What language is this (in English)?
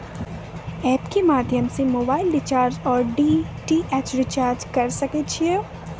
Maithili